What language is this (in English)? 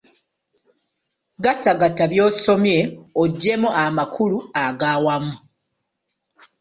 Ganda